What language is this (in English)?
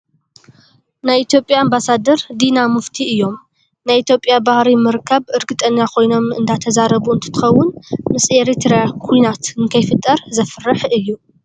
Tigrinya